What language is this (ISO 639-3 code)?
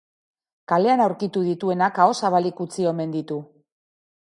eus